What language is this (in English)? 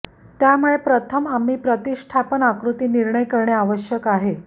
Marathi